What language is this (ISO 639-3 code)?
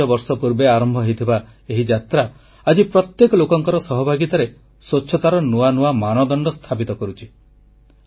ori